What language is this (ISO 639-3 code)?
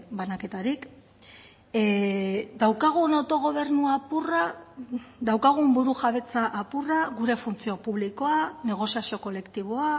eus